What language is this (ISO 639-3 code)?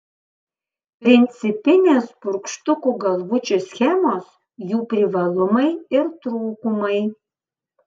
lit